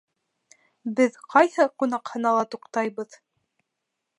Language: Bashkir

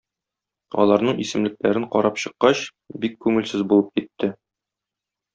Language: Tatar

